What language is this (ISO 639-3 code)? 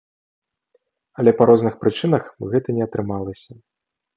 bel